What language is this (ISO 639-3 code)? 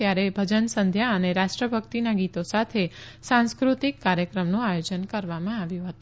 guj